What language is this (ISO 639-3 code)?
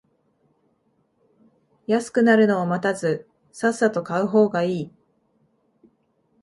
jpn